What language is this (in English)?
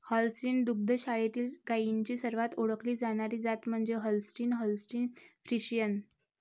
Marathi